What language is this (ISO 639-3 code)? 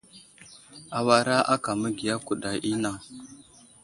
udl